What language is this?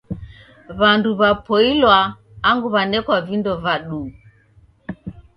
Taita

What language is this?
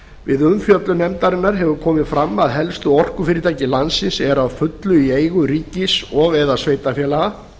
Icelandic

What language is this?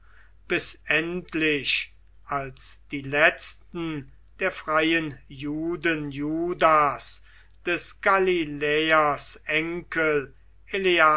German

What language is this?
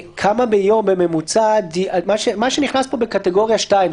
Hebrew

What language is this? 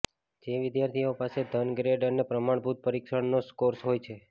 Gujarati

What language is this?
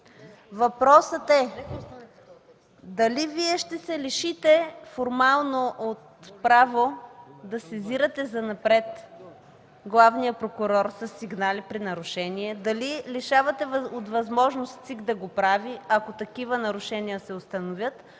Bulgarian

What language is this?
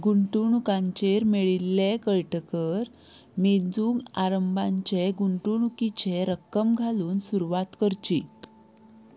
Konkani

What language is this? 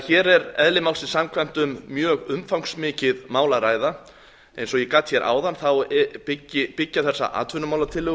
Icelandic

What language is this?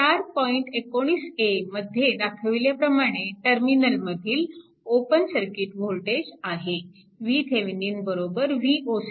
Marathi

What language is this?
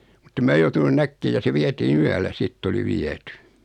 Finnish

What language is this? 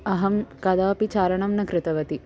Sanskrit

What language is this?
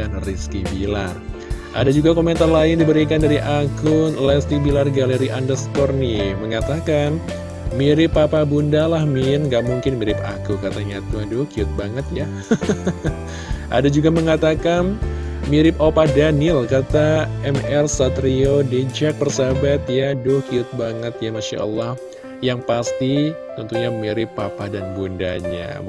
Indonesian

